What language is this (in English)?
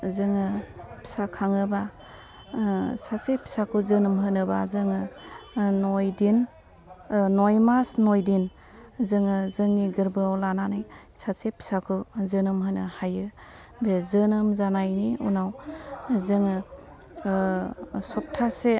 Bodo